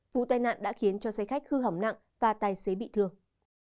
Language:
Vietnamese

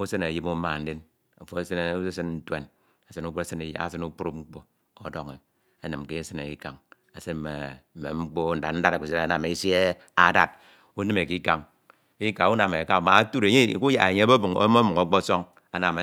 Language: Ito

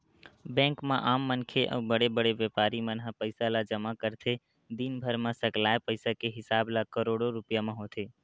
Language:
Chhattisgarhi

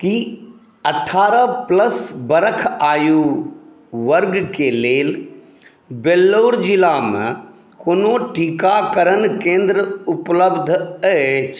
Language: Maithili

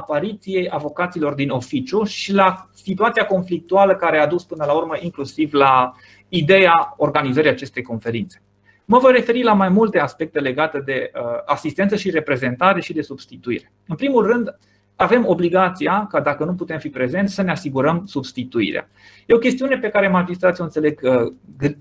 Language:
Romanian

